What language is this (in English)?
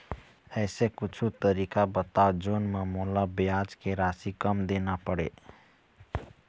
Chhattisgarhi